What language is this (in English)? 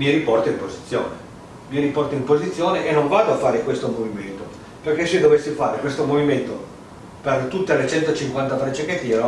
Italian